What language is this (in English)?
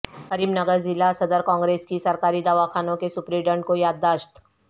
Urdu